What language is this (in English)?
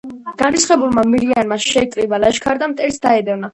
Georgian